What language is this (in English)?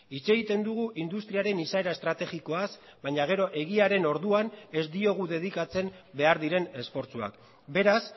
Basque